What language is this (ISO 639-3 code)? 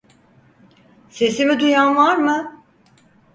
tur